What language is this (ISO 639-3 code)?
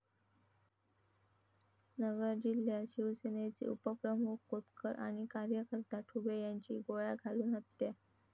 mar